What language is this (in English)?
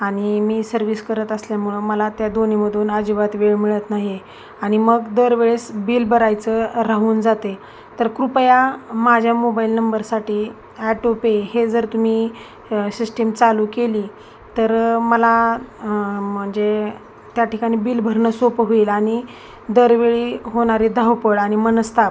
Marathi